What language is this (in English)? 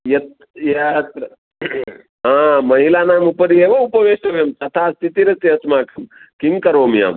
Sanskrit